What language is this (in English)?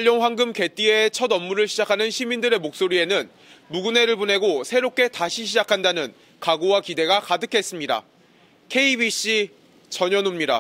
Korean